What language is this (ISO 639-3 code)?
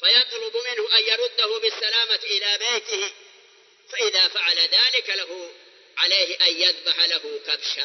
ara